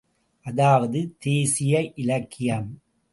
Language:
Tamil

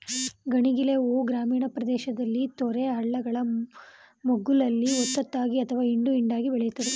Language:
Kannada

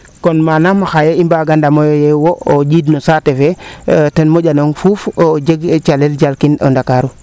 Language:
Serer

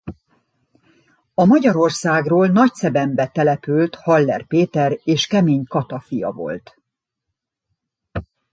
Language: Hungarian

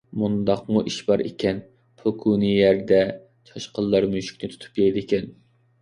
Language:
Uyghur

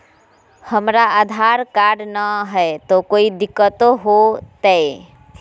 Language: Magahi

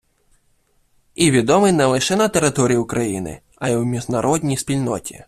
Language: Ukrainian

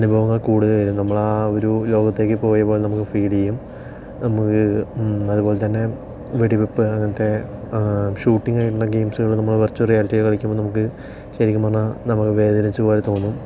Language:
Malayalam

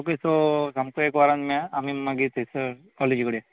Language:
Konkani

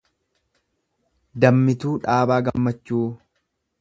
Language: Oromo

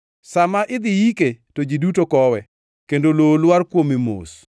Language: Luo (Kenya and Tanzania)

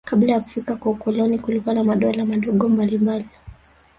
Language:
Swahili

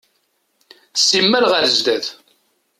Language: Kabyle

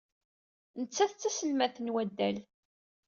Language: Kabyle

